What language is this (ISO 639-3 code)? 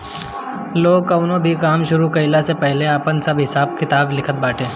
bho